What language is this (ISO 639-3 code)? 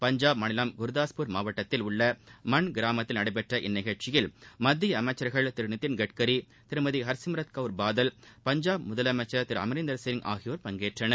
tam